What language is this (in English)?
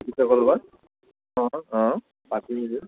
Assamese